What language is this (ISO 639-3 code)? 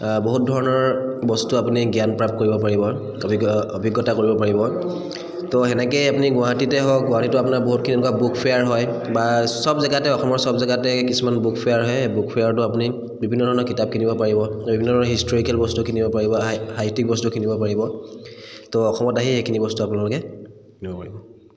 asm